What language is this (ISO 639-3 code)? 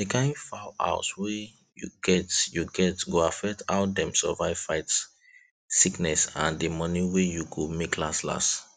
pcm